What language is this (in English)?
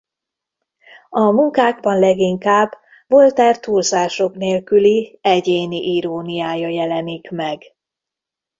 Hungarian